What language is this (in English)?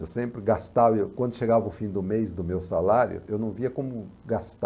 Portuguese